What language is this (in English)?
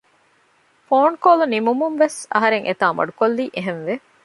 Divehi